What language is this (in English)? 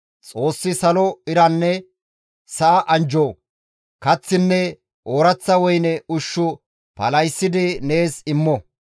Gamo